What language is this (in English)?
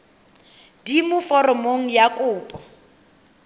Tswana